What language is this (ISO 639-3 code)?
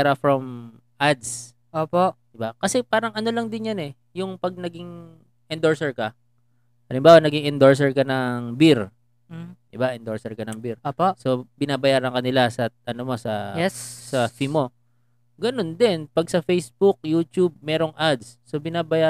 fil